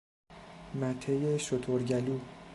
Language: Persian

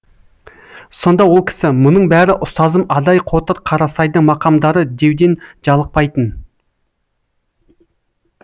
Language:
Kazakh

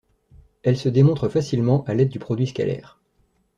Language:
French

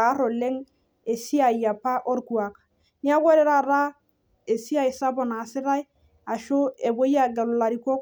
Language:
Masai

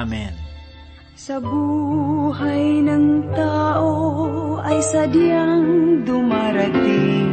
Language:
Filipino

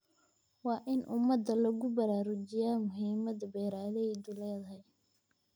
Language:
Somali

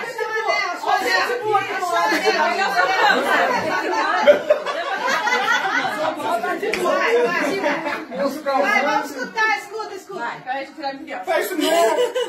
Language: Portuguese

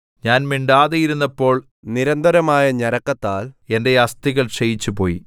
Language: Malayalam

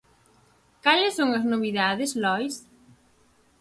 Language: Galician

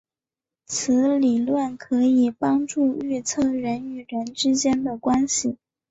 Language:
Chinese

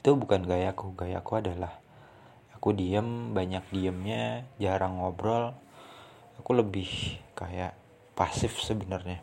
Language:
Indonesian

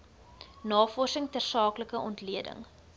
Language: Afrikaans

